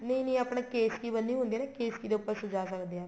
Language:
Punjabi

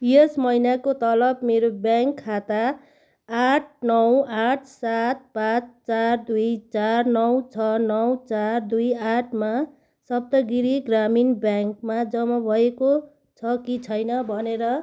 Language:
Nepali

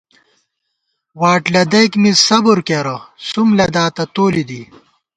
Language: Gawar-Bati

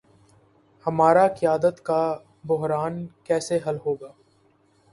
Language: Urdu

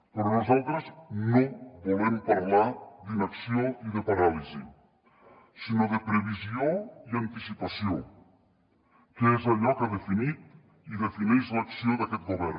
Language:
Catalan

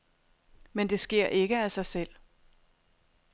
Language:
Danish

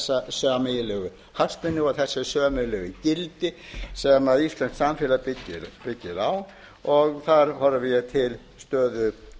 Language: Icelandic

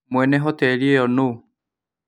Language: Kikuyu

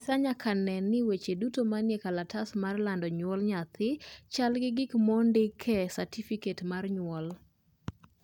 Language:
Luo (Kenya and Tanzania)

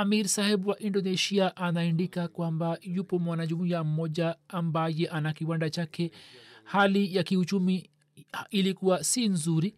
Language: Swahili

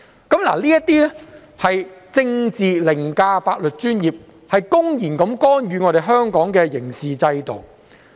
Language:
Cantonese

